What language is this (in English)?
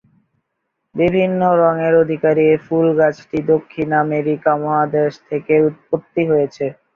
Bangla